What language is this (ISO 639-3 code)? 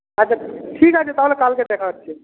ben